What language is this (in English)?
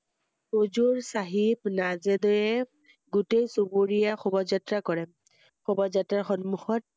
Assamese